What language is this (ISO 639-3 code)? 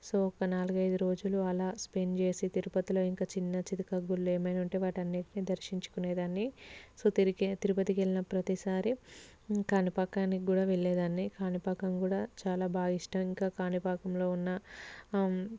tel